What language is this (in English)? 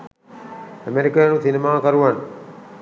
Sinhala